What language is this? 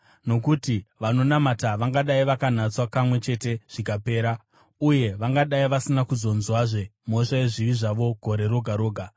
Shona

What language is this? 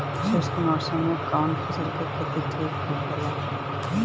Bhojpuri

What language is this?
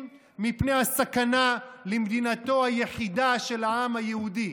Hebrew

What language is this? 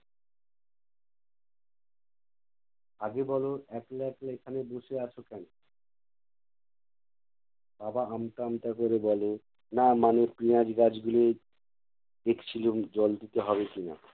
Bangla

